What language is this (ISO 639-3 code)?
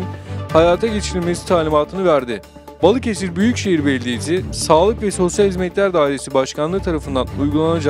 tur